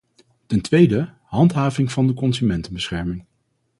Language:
Dutch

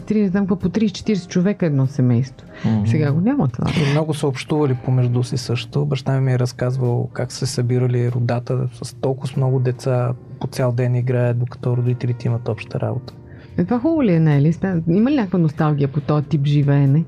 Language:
Bulgarian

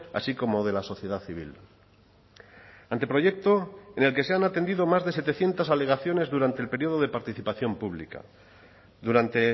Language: Spanish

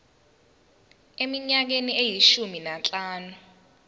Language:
Zulu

